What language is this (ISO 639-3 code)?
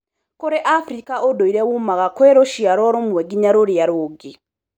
kik